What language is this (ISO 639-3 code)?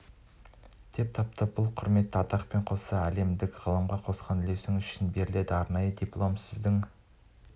kaz